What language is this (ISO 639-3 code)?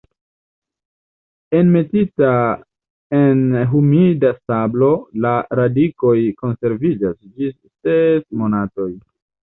epo